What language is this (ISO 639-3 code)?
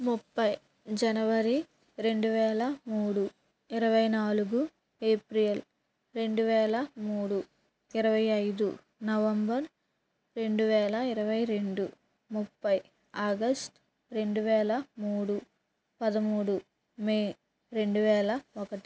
tel